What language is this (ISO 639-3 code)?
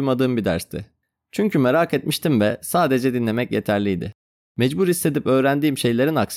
tur